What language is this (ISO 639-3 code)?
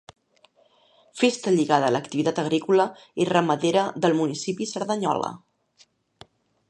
cat